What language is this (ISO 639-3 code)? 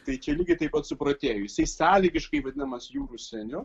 lit